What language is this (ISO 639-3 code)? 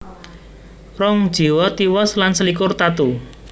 jav